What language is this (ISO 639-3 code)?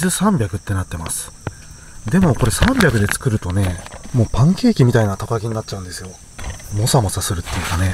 jpn